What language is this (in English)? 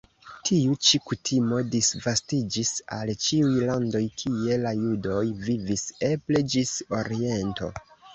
Esperanto